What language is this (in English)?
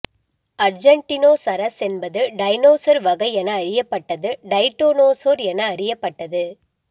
Tamil